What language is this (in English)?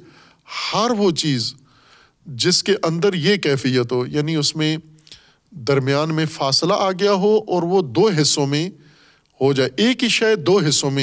Urdu